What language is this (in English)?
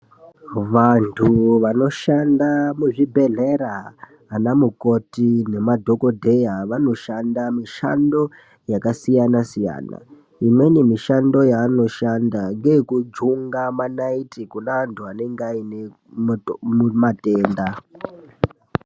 Ndau